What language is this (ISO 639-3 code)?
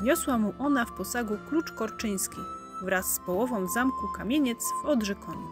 pol